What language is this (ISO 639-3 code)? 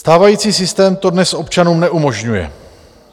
ces